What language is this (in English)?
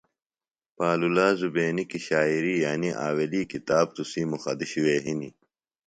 Phalura